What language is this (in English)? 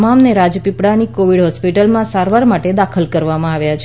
Gujarati